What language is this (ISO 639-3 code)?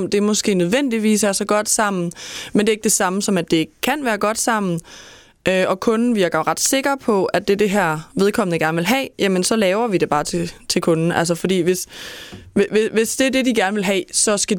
dan